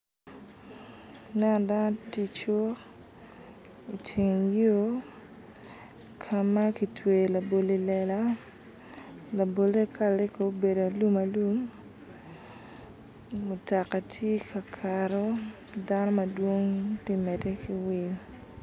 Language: Acoli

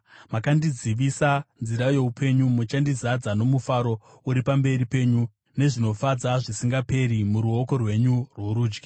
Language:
Shona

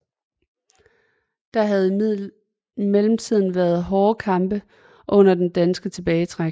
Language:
Danish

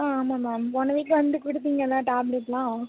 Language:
Tamil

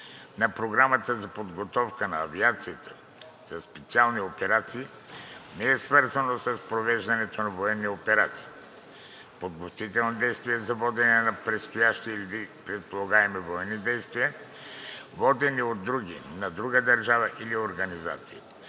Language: Bulgarian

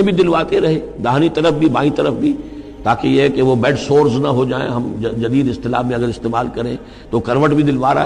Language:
Urdu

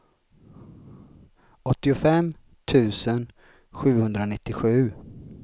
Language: Swedish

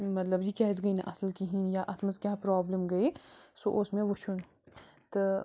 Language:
Kashmiri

